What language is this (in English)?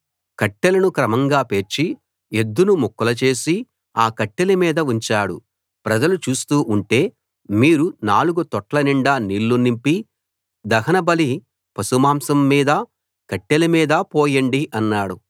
Telugu